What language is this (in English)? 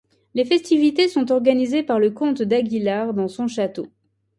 French